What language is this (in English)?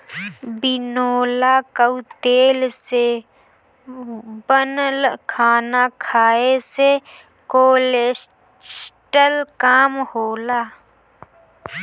Bhojpuri